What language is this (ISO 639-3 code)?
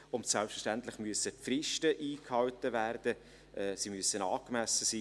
gsw